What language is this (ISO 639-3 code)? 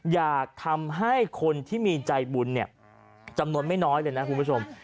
tha